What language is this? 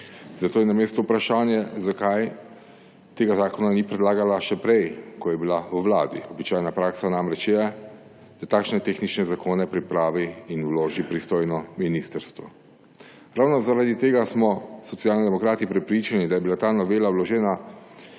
Slovenian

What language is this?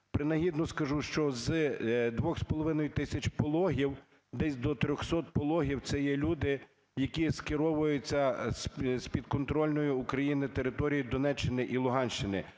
Ukrainian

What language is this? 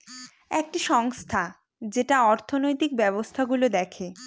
Bangla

